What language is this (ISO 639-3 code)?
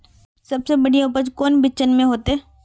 mag